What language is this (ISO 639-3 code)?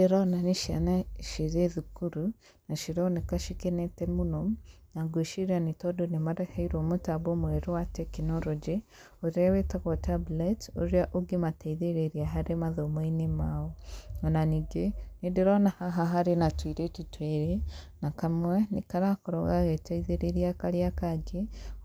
kik